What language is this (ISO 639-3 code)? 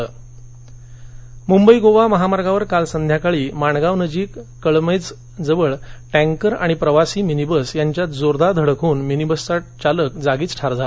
mar